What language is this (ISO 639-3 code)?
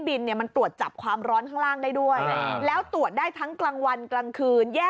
tha